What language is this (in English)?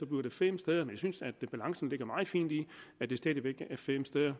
Danish